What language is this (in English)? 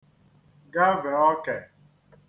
Igbo